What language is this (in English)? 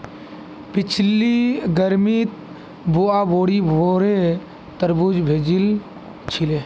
Magahi